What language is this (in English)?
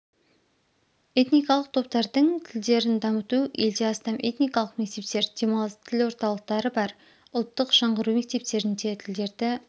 Kazakh